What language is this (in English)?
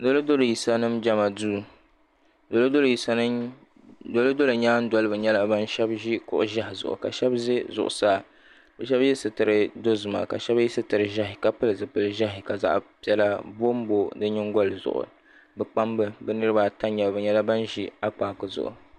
Dagbani